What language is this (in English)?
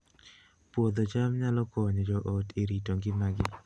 Luo (Kenya and Tanzania)